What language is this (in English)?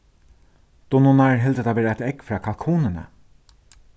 Faroese